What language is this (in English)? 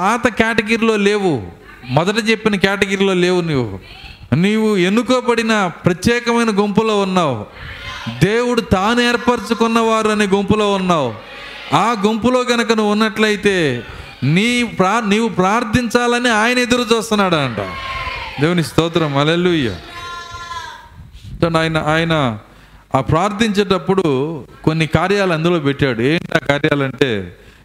Telugu